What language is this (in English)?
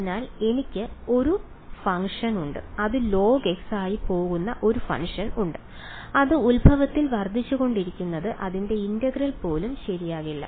Malayalam